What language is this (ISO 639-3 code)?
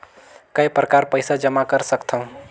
hne